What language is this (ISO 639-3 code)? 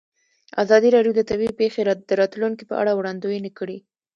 pus